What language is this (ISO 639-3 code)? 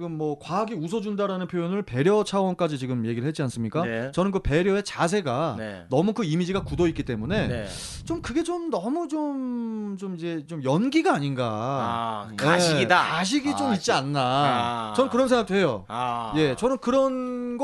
kor